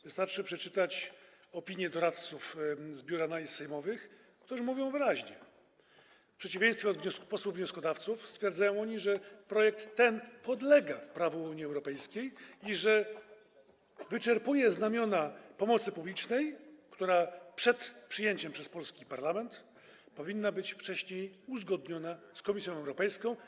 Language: Polish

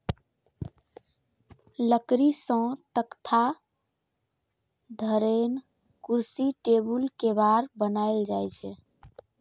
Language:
Maithili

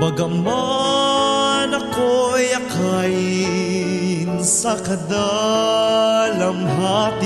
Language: Filipino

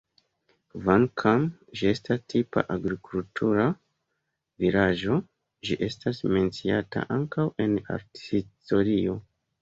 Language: Esperanto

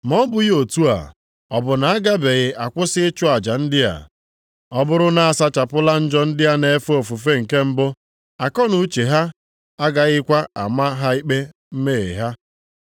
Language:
Igbo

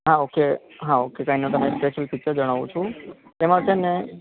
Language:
Gujarati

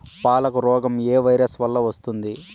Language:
Telugu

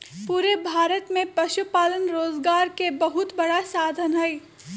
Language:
Magahi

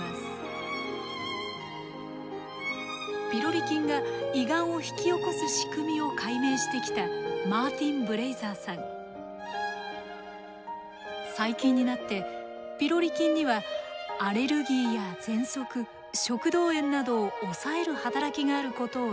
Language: Japanese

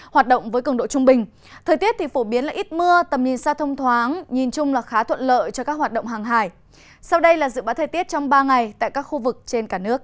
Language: Vietnamese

